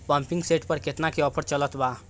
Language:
Bhojpuri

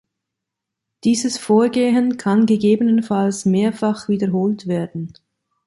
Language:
German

